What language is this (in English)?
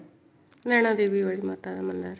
Punjabi